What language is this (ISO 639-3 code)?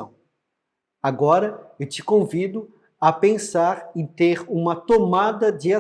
por